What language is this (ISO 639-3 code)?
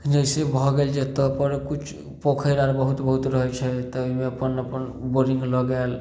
mai